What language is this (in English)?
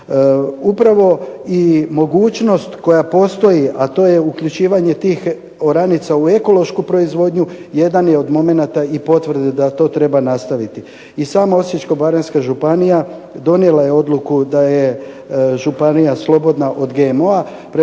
Croatian